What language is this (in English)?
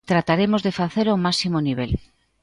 Galician